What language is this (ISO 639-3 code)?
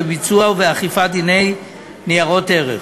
heb